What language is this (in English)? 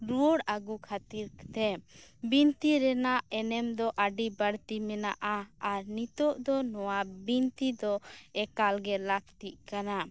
Santali